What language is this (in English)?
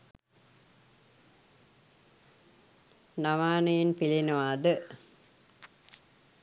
Sinhala